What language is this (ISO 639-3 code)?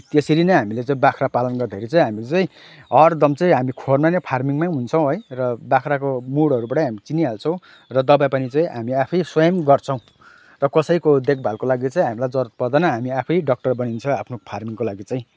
nep